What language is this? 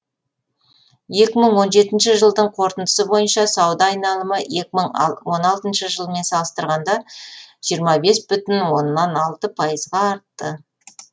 Kazakh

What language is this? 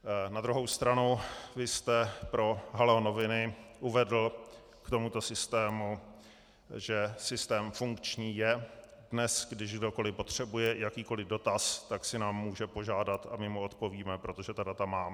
Czech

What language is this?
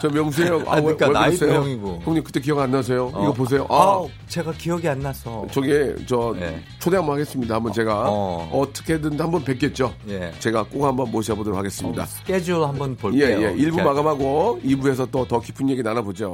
Korean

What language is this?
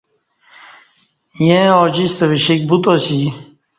Kati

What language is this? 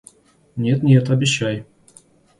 Russian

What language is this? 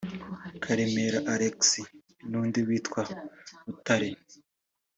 Kinyarwanda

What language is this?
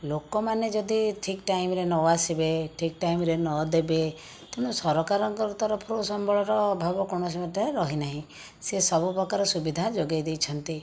Odia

